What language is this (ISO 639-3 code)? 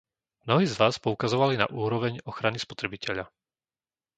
slk